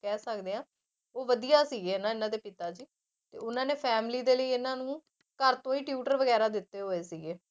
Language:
Punjabi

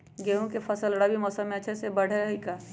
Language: Magahi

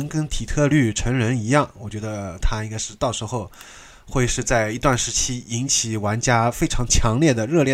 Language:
Chinese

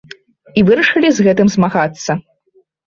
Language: Belarusian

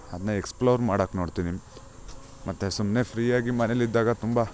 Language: Kannada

